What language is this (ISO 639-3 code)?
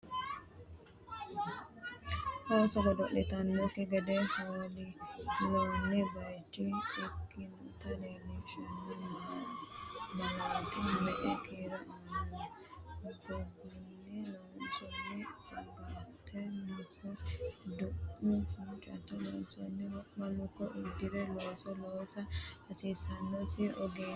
sid